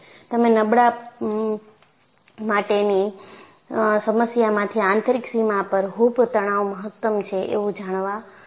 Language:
Gujarati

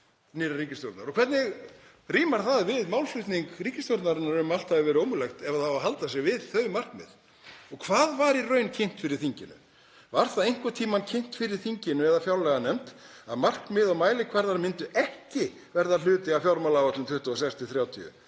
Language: Icelandic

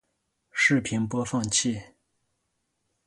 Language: Chinese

